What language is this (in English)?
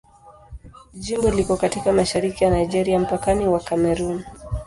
Swahili